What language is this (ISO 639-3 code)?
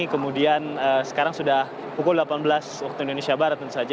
ind